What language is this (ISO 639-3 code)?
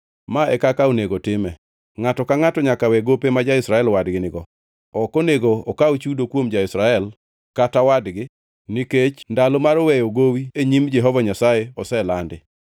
luo